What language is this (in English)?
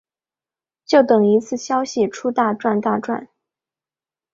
Chinese